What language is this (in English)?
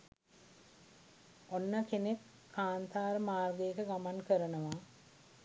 Sinhala